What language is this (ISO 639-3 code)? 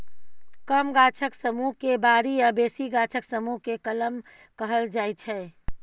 mai